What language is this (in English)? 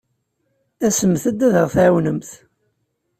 Kabyle